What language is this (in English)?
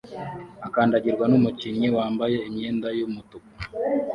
Kinyarwanda